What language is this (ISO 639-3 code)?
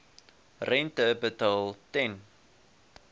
afr